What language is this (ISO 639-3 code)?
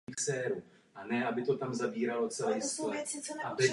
ces